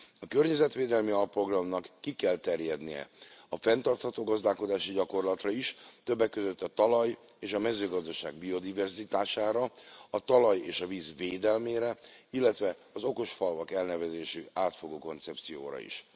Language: Hungarian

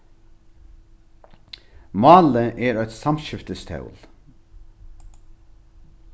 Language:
Faroese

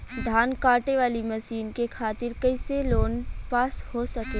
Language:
Bhojpuri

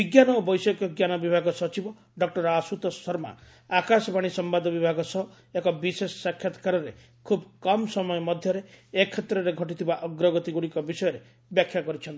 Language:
Odia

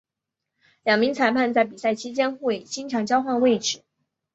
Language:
Chinese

